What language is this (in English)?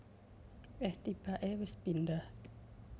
Javanese